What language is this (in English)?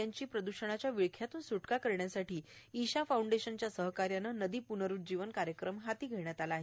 Marathi